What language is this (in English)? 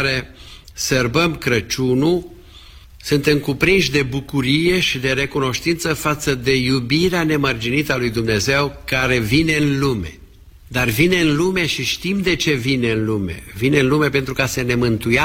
Romanian